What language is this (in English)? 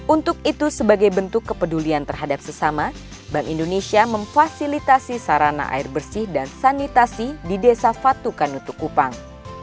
Indonesian